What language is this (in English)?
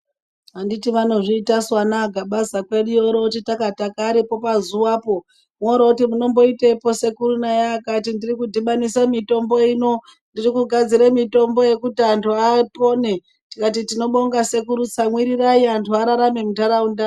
Ndau